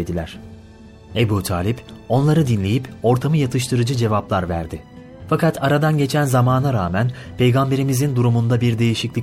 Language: Turkish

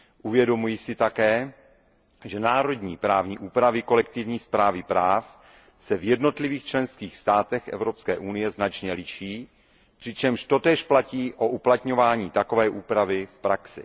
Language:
Czech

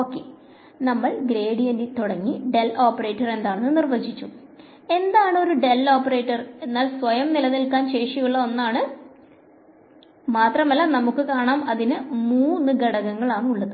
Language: Malayalam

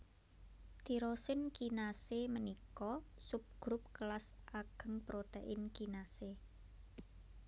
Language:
Javanese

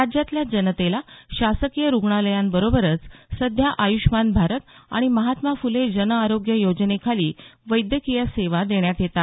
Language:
Marathi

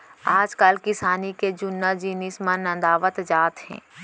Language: Chhattisgarhi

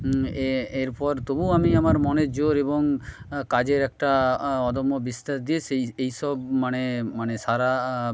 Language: Bangla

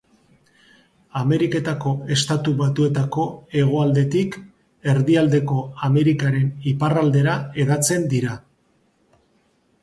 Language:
Basque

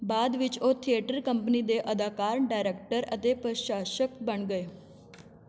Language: Punjabi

